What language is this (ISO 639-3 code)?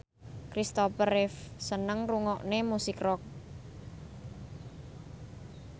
jav